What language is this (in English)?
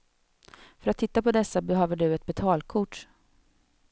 Swedish